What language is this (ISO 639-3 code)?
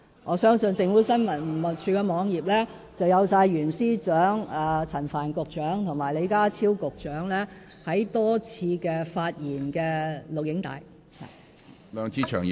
yue